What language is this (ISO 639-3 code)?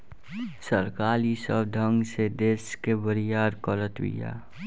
bho